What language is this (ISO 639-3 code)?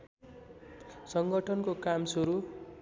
nep